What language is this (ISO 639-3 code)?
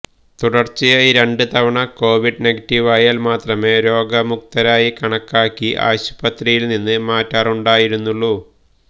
mal